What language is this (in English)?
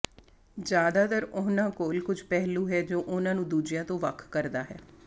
Punjabi